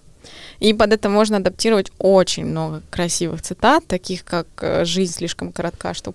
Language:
Russian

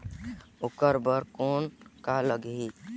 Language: Chhattisgarhi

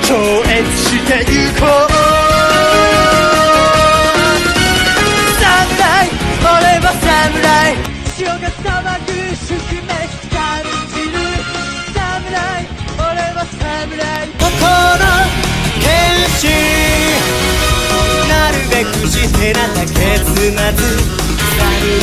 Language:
Japanese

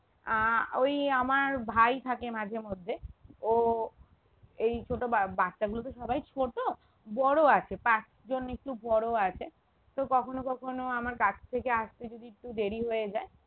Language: Bangla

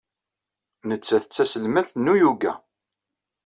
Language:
Kabyle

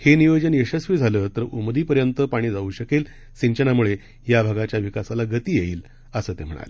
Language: Marathi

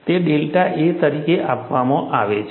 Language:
Gujarati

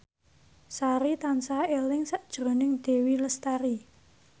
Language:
Javanese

